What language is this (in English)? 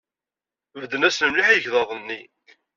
Kabyle